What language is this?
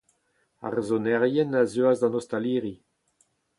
Breton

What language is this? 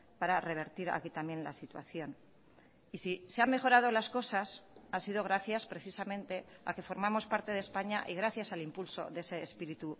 Spanish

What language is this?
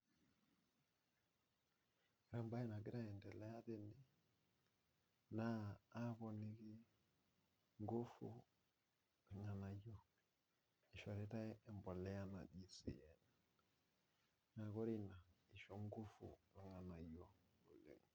Masai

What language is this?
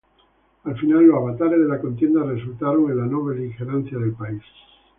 Spanish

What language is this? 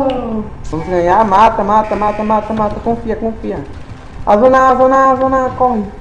Portuguese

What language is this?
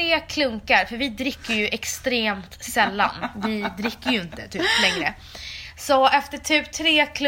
Swedish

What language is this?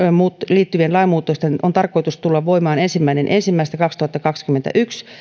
Finnish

